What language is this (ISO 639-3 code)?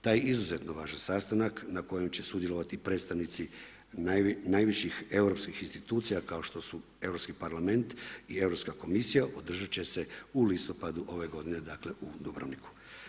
hrv